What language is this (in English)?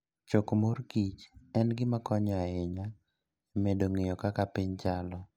Luo (Kenya and Tanzania)